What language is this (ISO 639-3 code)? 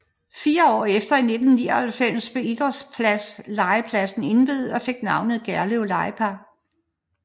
dan